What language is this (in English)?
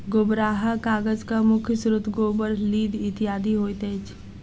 Maithili